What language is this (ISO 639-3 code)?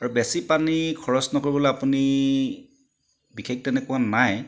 asm